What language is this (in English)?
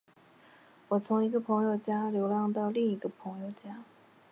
Chinese